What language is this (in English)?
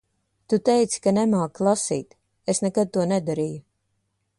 Latvian